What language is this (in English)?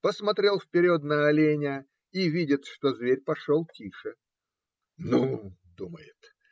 Russian